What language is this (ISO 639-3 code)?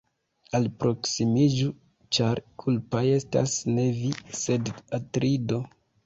epo